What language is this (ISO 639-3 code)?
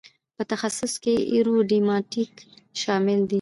pus